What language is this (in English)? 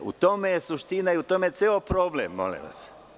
Serbian